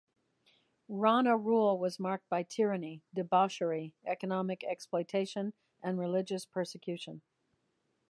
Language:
English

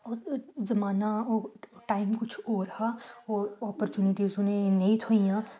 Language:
Dogri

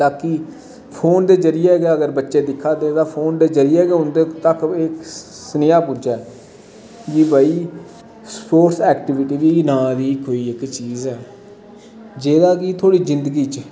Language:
Dogri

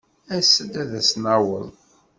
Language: Kabyle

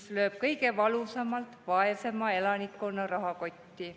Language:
Estonian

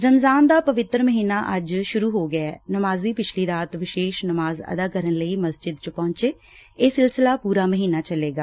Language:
Punjabi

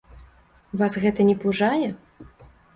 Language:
Belarusian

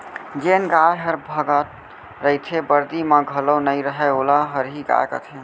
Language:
Chhattisgarhi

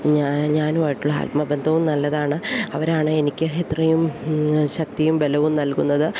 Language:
Malayalam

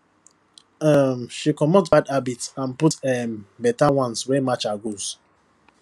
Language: Nigerian Pidgin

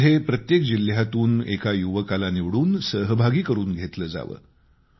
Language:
Marathi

